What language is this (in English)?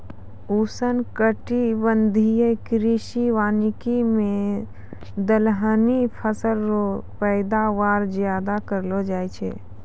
Maithili